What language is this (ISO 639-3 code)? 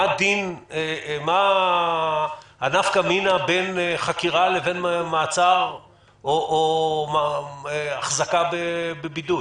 heb